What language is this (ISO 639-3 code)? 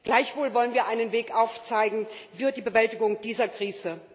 deu